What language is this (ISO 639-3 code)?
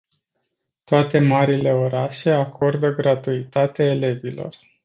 ron